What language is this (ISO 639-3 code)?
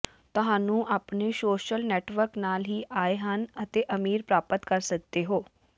pan